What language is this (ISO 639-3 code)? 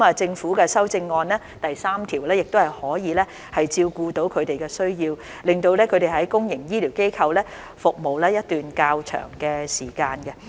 yue